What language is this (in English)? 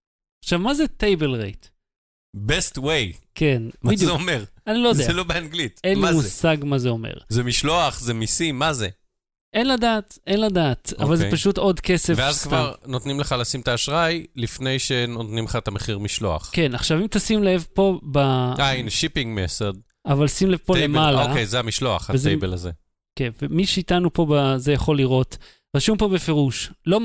Hebrew